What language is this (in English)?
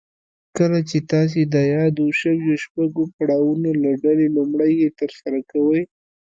Pashto